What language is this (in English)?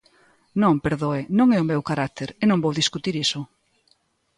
Galician